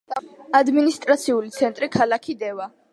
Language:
Georgian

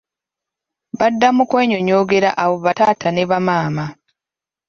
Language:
Ganda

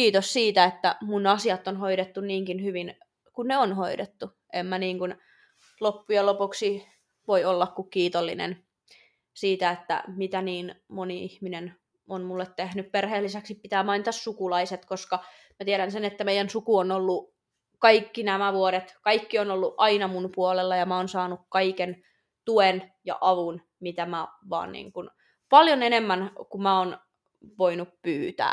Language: Finnish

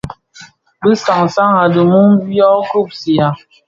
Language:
Bafia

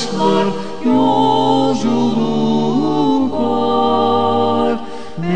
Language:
Romanian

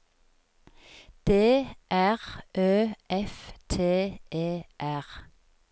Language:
Norwegian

